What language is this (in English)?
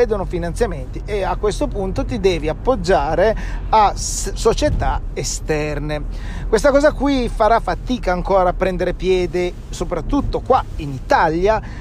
Italian